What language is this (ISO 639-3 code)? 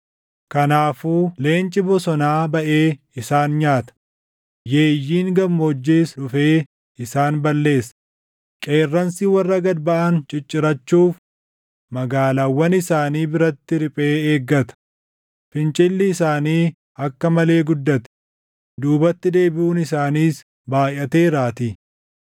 orm